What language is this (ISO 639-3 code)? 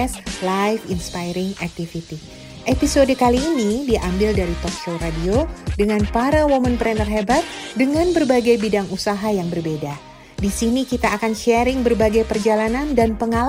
ind